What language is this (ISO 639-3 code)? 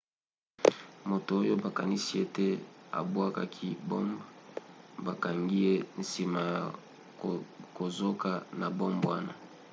lin